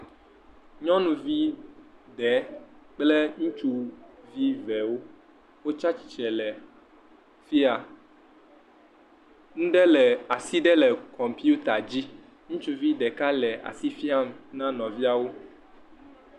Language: Ewe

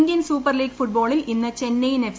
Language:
Malayalam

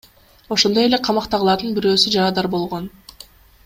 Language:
Kyrgyz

